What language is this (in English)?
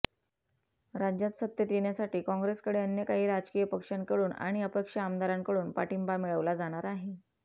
Marathi